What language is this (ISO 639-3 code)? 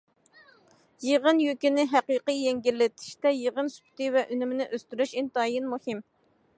uig